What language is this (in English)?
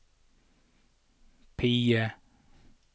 Norwegian